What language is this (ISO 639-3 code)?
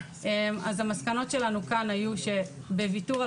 heb